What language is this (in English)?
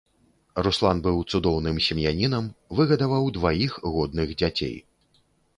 Belarusian